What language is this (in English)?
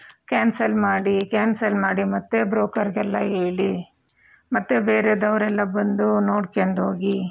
Kannada